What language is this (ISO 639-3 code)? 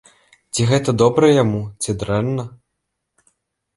bel